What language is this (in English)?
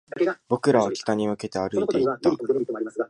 Japanese